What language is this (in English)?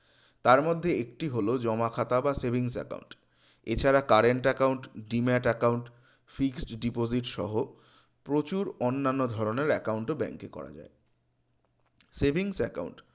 Bangla